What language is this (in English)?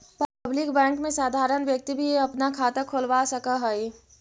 Magahi